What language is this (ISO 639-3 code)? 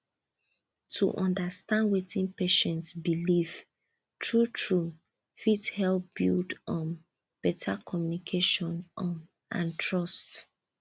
pcm